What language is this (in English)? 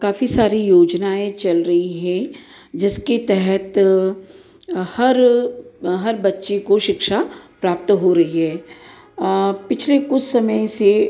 Hindi